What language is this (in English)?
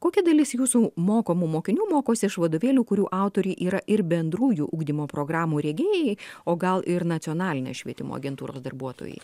Lithuanian